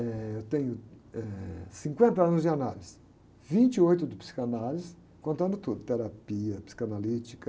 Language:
Portuguese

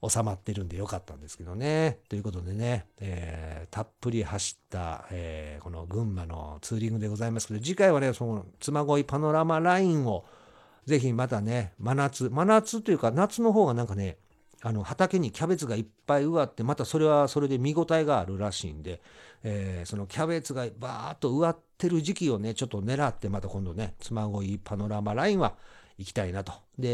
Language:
Japanese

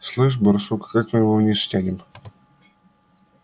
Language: Russian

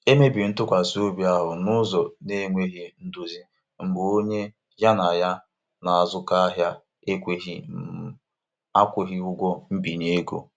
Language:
Igbo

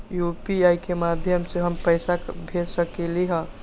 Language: Magahi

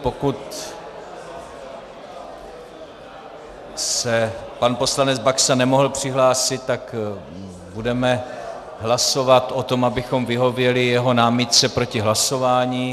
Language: Czech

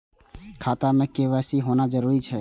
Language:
Maithili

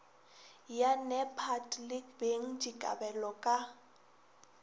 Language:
Northern Sotho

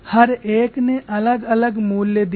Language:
Hindi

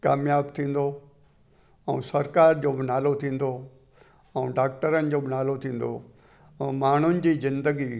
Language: Sindhi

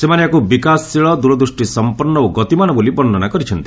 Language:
Odia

